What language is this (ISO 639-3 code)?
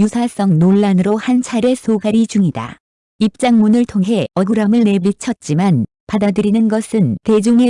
kor